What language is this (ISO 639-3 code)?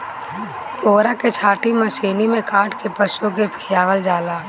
bho